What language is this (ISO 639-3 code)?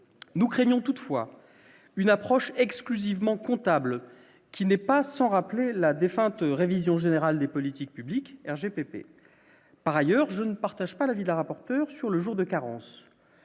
fra